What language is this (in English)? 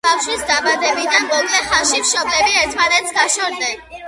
Georgian